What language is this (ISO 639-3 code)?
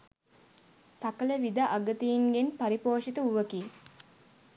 sin